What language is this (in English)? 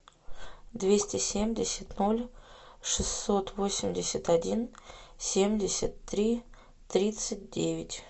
Russian